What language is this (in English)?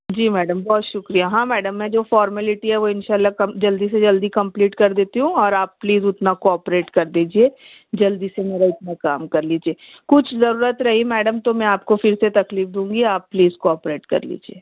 Urdu